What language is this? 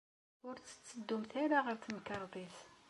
Kabyle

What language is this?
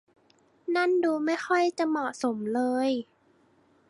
Thai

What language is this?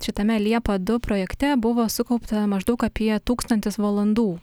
Lithuanian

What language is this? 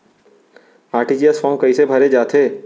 Chhattisgarhi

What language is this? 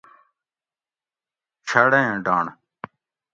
Gawri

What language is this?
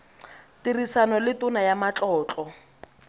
Tswana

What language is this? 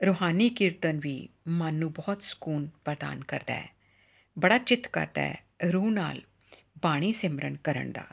Punjabi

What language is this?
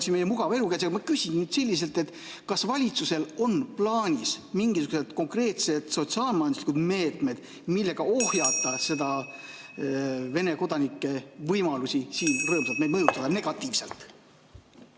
Estonian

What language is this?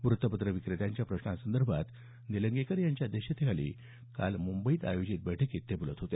Marathi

